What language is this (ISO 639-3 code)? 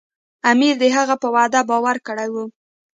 pus